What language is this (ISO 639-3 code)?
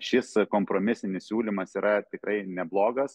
lit